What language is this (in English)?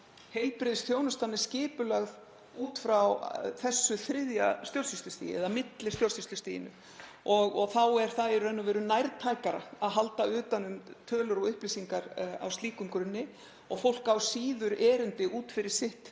Icelandic